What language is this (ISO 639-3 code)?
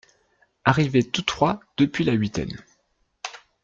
fra